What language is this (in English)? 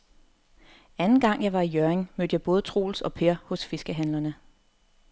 Danish